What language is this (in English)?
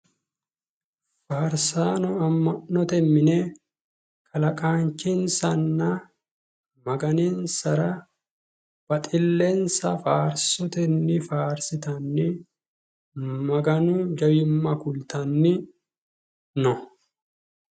Sidamo